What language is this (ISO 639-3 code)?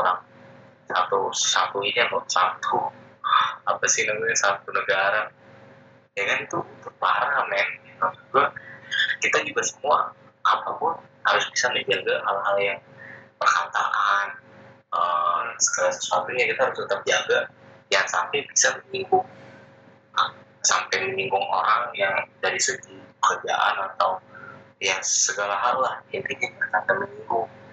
ind